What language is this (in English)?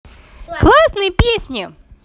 Russian